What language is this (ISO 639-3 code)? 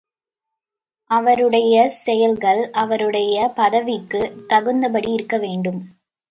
tam